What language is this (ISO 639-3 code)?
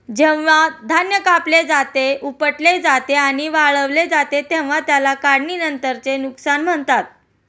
mar